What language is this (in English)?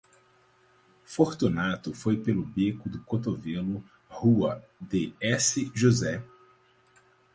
Portuguese